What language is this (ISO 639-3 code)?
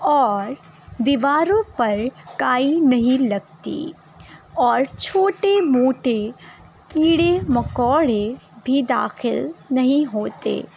urd